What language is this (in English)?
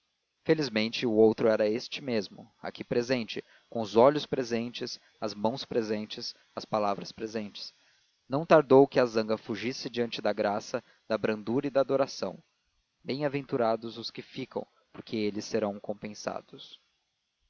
Portuguese